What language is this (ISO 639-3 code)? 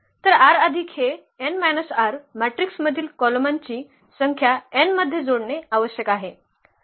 mar